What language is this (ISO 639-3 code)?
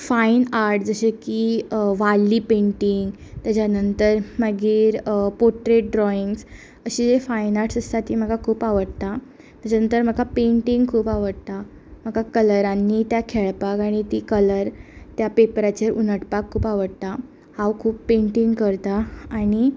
kok